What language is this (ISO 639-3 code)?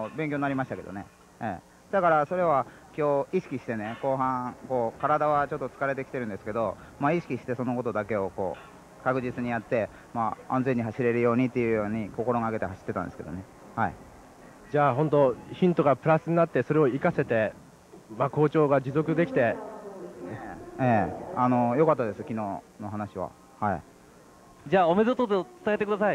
jpn